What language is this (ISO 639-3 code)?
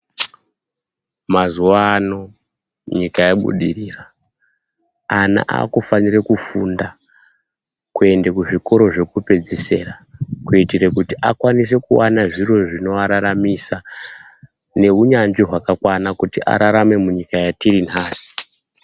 ndc